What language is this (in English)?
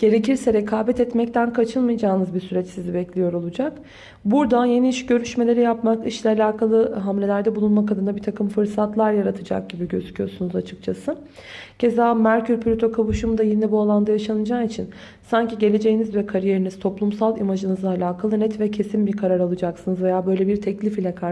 Turkish